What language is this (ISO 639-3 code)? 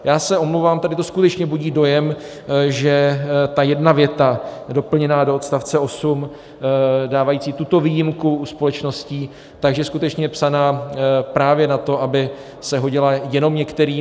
ces